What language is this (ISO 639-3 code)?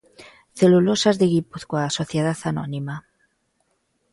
glg